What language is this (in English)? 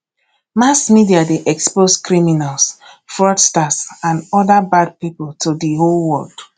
Nigerian Pidgin